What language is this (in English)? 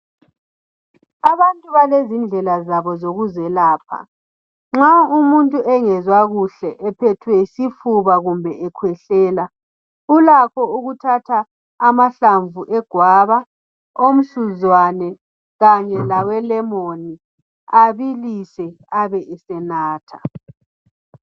North Ndebele